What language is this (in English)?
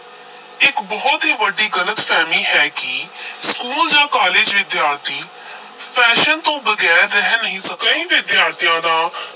Punjabi